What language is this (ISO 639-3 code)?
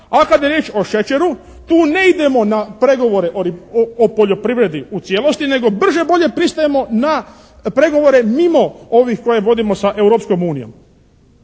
hrv